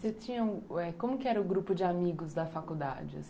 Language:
Portuguese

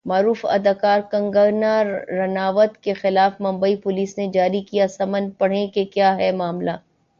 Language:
Urdu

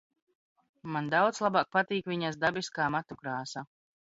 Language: Latvian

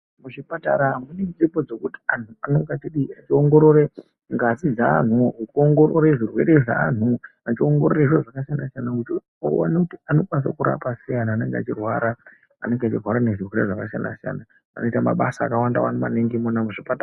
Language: Ndau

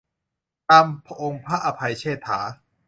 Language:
Thai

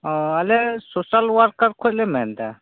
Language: Santali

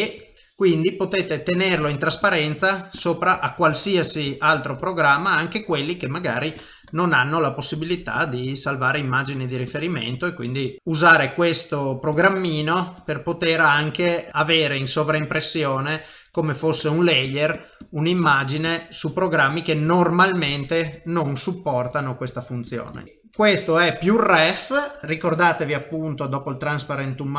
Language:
Italian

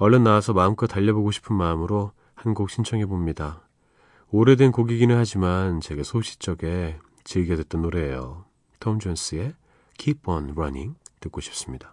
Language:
Korean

